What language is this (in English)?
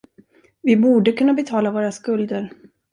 Swedish